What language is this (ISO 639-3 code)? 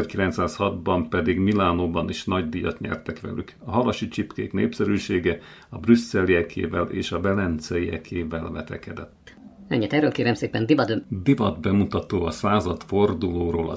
hun